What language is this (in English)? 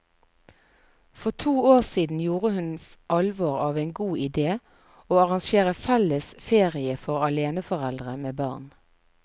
Norwegian